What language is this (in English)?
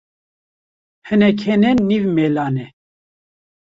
Kurdish